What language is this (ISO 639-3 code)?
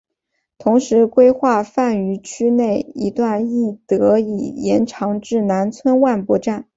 zho